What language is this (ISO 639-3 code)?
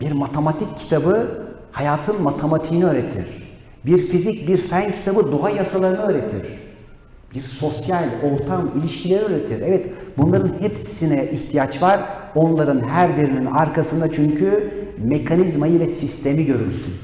tur